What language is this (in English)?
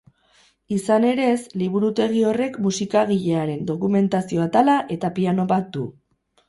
Basque